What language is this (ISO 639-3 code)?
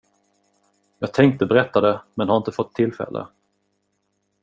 swe